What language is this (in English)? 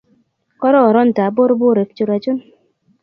Kalenjin